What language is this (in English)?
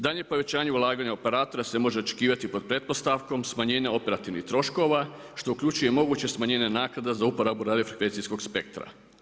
Croatian